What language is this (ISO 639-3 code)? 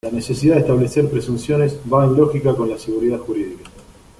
spa